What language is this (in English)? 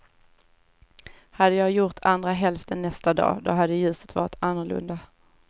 Swedish